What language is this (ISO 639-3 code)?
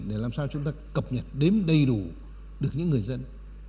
vie